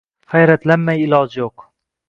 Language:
Uzbek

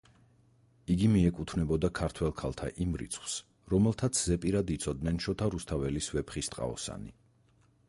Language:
Georgian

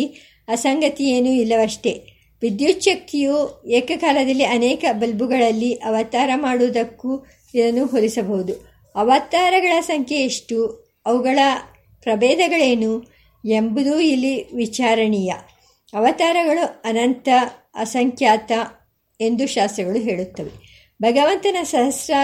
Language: Kannada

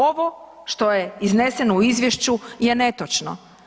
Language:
Croatian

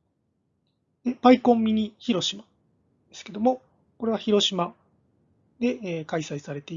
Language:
Japanese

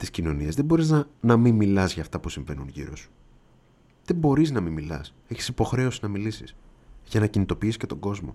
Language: Greek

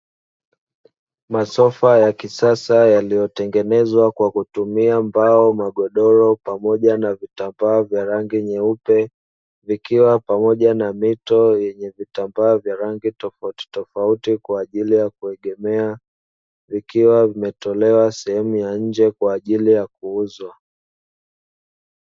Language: Swahili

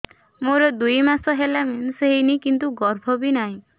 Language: Odia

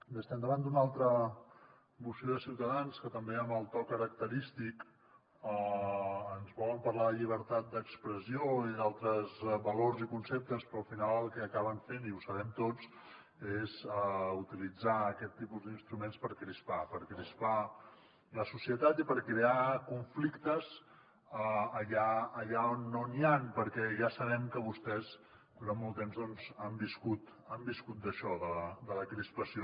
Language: Catalan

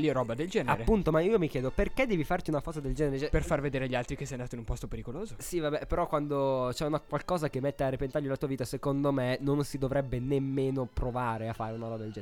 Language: Italian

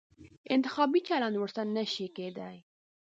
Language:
Pashto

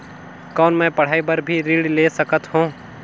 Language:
Chhattisgarhi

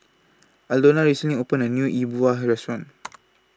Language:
English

